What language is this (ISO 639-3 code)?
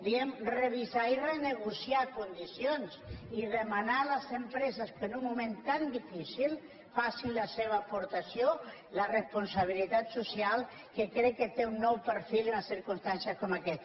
cat